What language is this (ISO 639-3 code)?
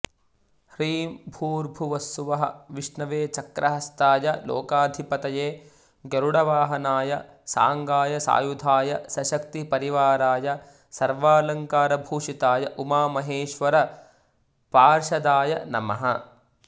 san